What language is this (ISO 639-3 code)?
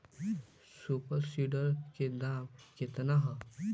bho